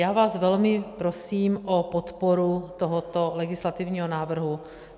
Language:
Czech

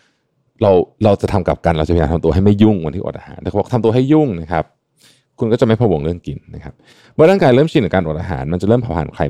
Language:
Thai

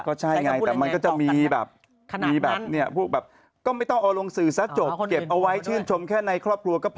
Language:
Thai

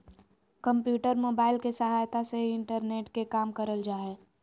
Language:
Magahi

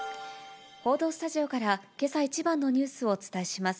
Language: Japanese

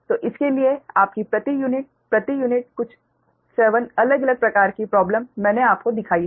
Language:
Hindi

